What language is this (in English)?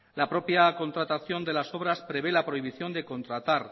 Spanish